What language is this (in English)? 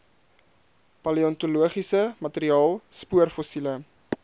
Afrikaans